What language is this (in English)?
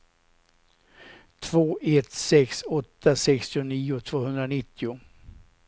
Swedish